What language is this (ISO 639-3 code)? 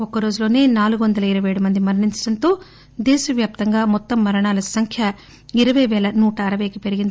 tel